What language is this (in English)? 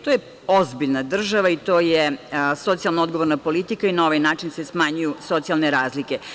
Serbian